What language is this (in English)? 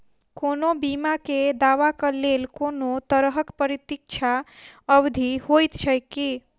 Maithili